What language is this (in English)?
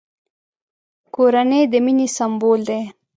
Pashto